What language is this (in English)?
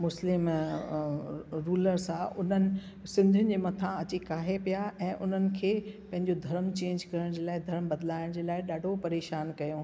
Sindhi